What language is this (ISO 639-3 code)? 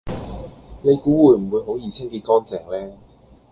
yue